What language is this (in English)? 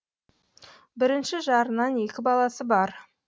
Kazakh